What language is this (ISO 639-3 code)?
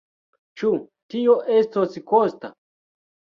epo